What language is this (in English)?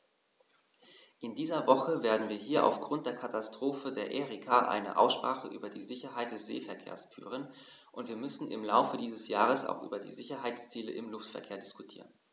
German